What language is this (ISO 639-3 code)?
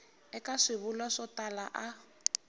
tso